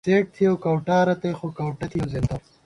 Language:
Gawar-Bati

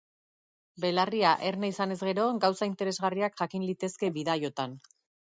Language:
Basque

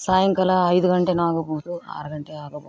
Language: Kannada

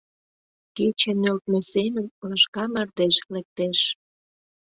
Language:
Mari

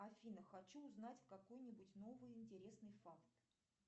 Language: Russian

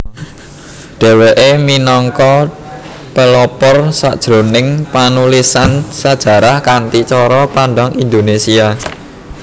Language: Javanese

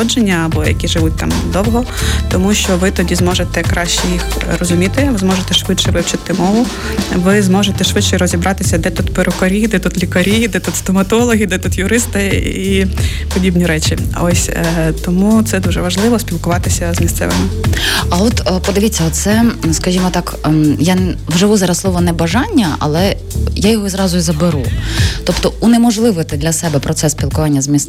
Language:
Ukrainian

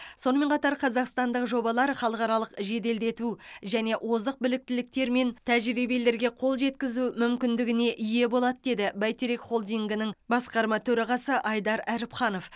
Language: Kazakh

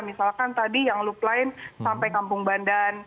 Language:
Indonesian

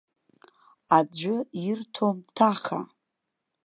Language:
Abkhazian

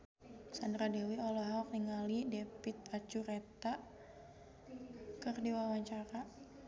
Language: Sundanese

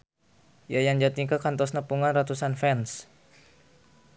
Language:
Sundanese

